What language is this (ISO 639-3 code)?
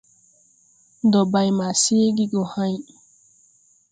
tui